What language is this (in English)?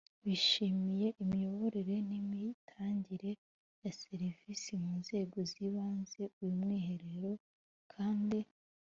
Kinyarwanda